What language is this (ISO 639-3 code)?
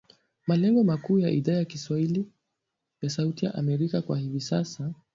swa